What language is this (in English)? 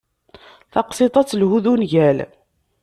Kabyle